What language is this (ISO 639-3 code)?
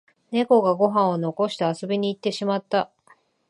jpn